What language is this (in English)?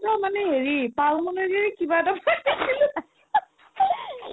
Assamese